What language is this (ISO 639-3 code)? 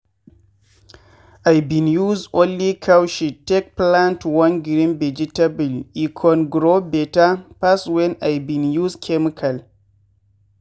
pcm